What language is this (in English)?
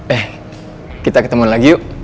Indonesian